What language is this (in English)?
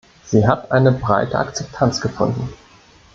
German